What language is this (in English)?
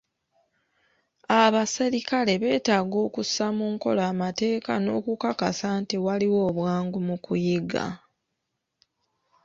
Ganda